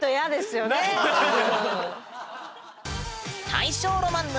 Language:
Japanese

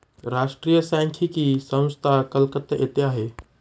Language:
Marathi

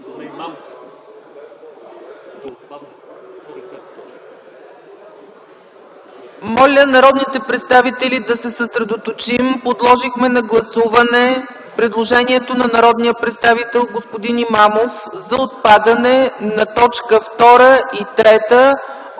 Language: Bulgarian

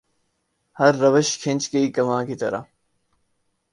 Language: Urdu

